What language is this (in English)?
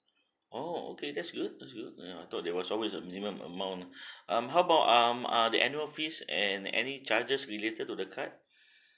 English